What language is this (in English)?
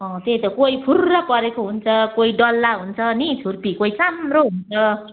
Nepali